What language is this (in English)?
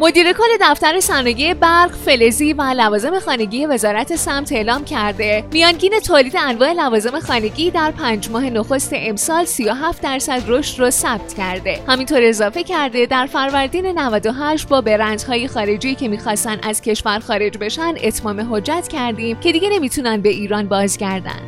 Persian